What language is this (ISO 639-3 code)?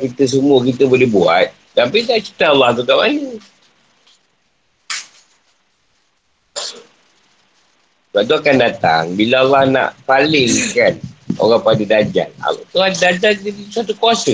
msa